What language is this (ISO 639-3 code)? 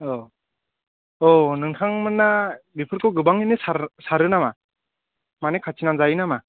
brx